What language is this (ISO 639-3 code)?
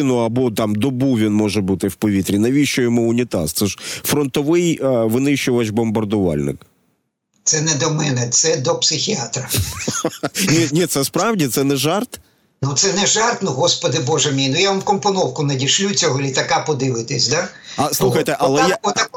ukr